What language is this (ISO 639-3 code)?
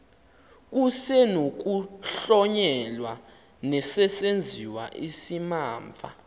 xho